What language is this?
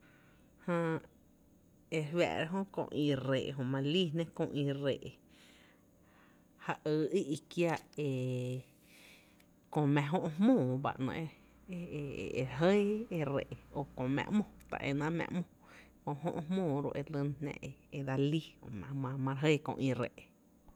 Tepinapa Chinantec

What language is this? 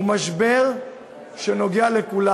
Hebrew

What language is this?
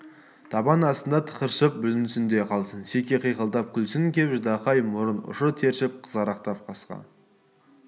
Kazakh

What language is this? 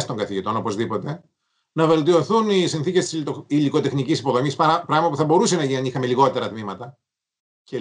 Greek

